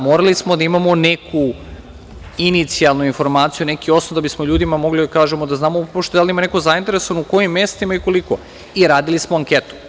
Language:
Serbian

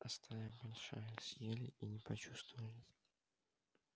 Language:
Russian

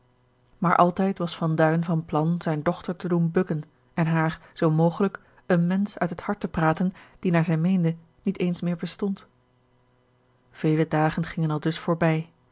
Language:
Dutch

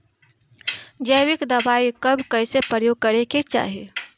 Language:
Bhojpuri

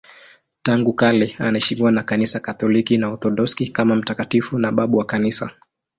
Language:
Swahili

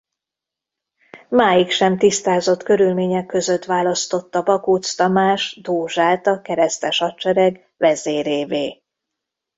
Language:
Hungarian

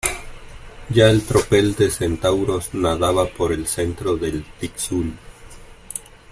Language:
Spanish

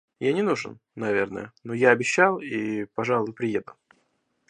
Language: Russian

